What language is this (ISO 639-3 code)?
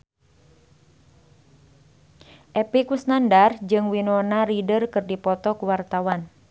sun